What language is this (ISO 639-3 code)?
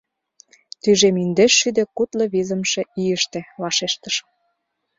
chm